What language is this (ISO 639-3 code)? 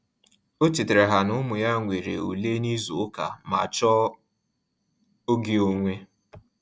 ibo